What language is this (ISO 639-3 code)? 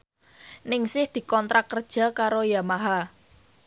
jav